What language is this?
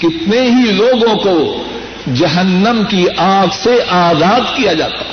Urdu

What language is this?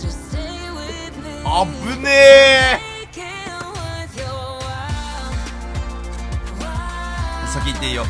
Japanese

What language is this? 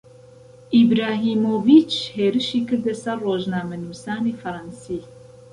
Central Kurdish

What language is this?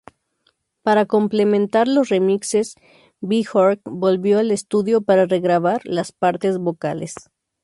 Spanish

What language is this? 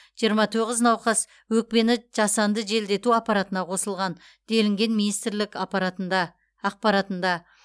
Kazakh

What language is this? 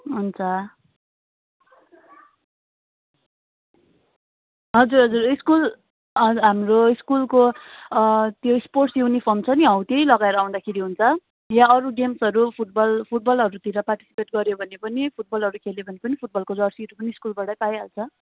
Nepali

